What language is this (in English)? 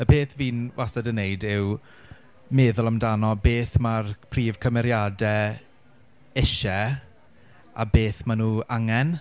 Welsh